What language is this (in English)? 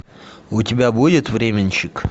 Russian